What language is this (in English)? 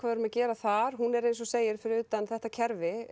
Icelandic